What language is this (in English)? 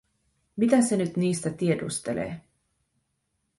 Finnish